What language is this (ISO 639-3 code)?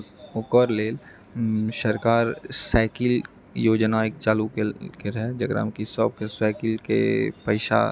mai